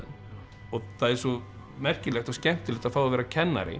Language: Icelandic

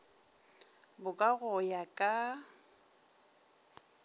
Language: Northern Sotho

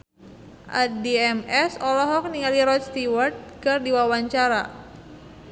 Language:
Sundanese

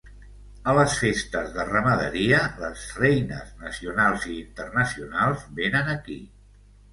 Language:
Catalan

